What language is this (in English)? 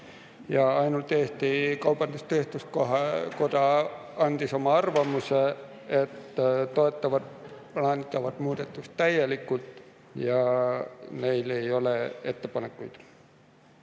Estonian